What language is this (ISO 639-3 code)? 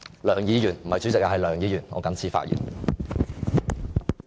yue